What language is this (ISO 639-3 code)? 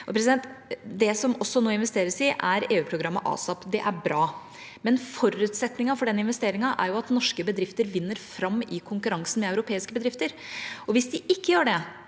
nor